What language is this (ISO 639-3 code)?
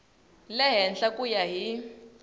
tso